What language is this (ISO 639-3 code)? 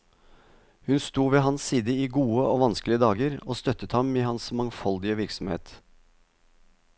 nor